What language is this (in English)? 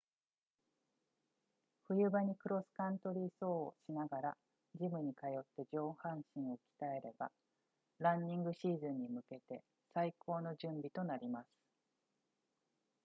Japanese